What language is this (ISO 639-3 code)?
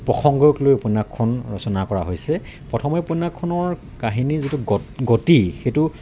asm